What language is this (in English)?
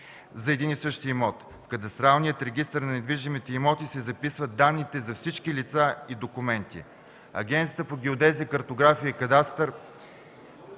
Bulgarian